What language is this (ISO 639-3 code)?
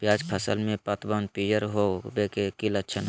mag